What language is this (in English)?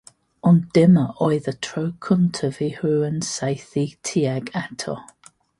Welsh